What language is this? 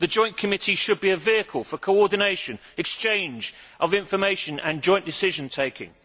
English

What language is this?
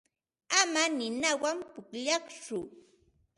Ambo-Pasco Quechua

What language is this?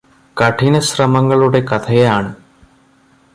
Malayalam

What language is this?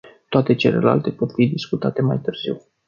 Romanian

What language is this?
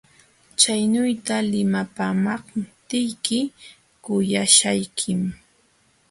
Jauja Wanca Quechua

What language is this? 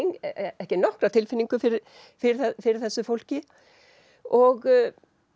Icelandic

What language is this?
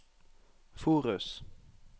Norwegian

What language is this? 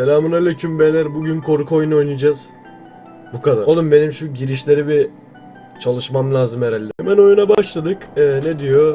Turkish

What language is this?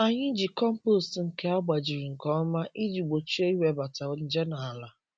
Igbo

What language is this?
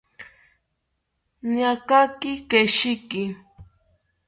South Ucayali Ashéninka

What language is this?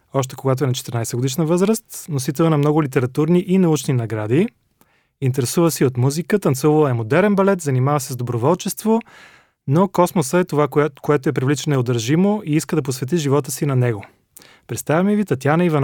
Bulgarian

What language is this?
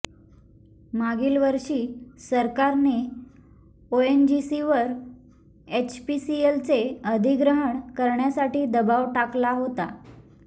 Marathi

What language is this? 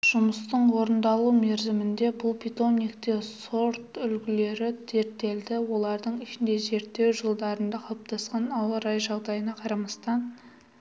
Kazakh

